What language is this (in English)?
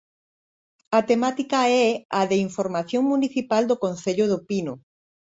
Galician